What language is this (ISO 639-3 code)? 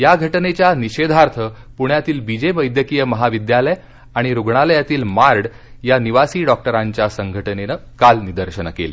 mar